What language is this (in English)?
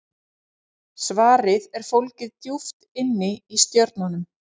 Icelandic